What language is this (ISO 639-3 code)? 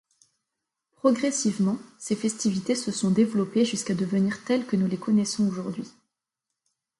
fra